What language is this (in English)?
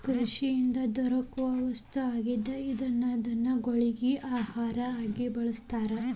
Kannada